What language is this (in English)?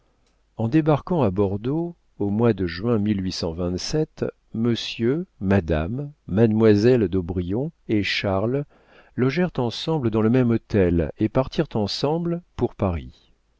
French